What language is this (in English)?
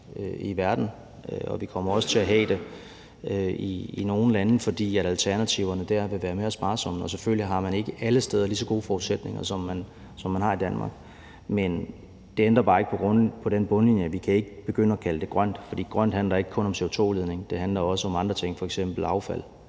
Danish